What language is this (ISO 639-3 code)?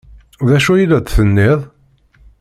kab